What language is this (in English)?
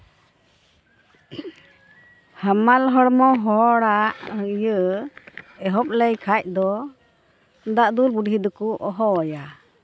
Santali